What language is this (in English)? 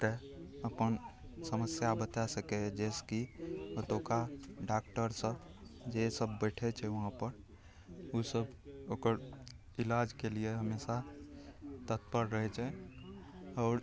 Maithili